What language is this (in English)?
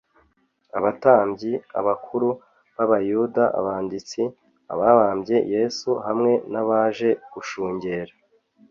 Kinyarwanda